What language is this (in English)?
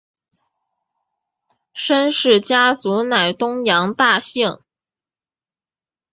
Chinese